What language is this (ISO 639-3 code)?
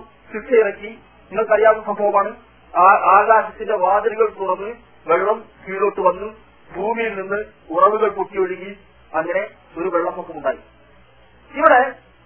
mal